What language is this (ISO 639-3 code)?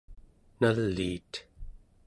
esu